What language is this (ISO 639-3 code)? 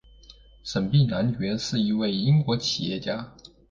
zho